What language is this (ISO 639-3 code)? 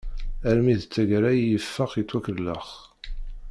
kab